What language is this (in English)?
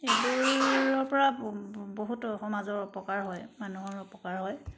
Assamese